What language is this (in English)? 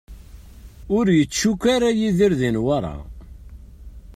Kabyle